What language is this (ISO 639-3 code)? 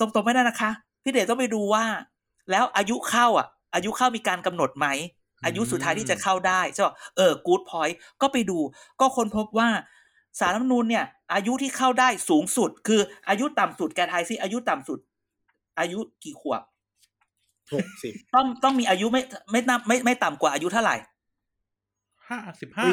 tha